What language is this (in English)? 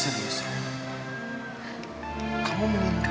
Indonesian